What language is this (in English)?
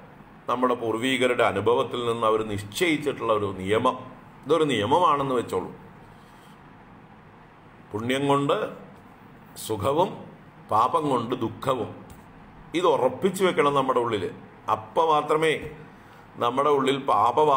Romanian